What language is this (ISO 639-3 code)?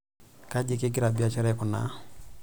mas